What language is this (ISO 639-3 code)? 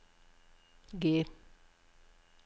nor